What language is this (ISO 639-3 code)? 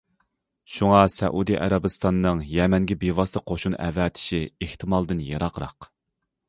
uig